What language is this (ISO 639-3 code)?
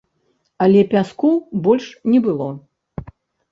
bel